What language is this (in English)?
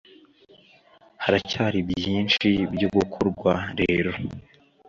Kinyarwanda